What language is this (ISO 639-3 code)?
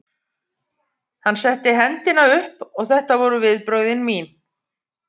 isl